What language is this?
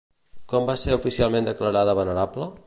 Catalan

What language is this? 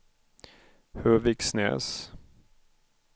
Swedish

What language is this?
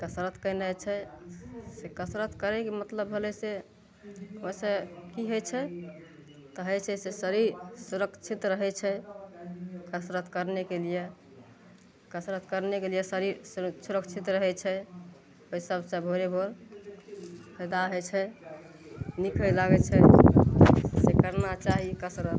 Maithili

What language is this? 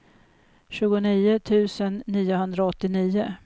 Swedish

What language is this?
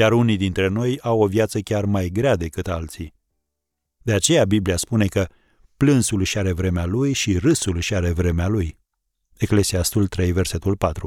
Romanian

